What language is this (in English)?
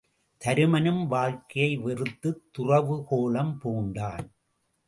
Tamil